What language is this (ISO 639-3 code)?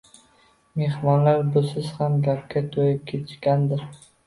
uzb